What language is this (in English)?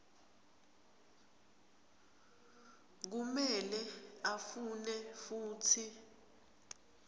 Swati